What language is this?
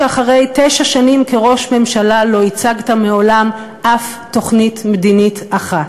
Hebrew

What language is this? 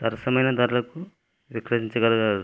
Telugu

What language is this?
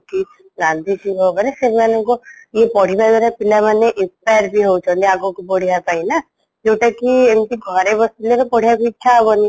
Odia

